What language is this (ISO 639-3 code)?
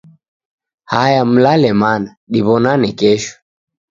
dav